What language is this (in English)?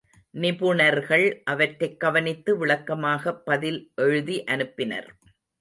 Tamil